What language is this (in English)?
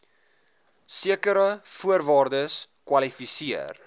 Afrikaans